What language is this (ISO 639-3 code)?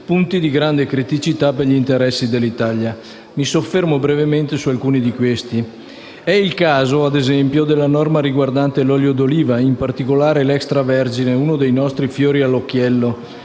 ita